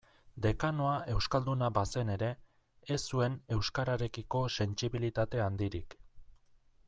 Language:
Basque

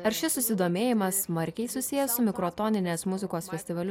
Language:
Lithuanian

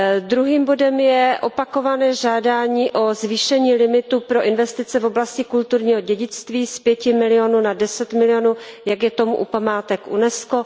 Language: Czech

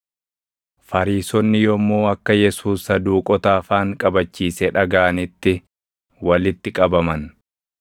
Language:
Oromo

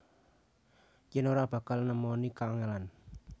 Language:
Javanese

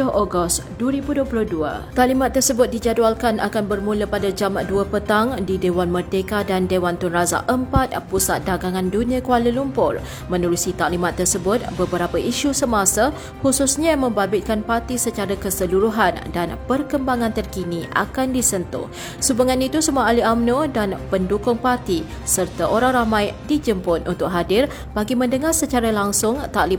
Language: Malay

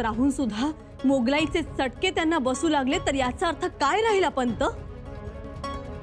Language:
Hindi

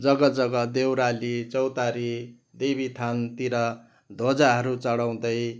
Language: Nepali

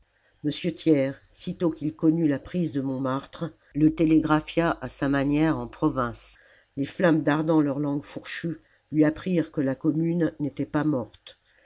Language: French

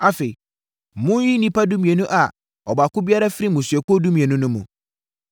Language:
Akan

